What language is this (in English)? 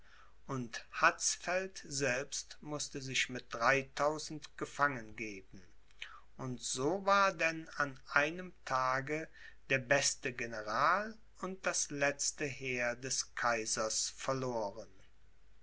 German